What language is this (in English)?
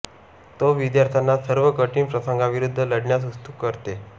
Marathi